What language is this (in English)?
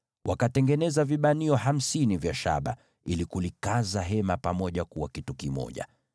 Swahili